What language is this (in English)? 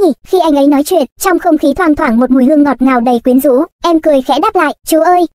Vietnamese